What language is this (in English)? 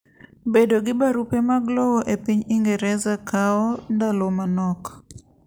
Luo (Kenya and Tanzania)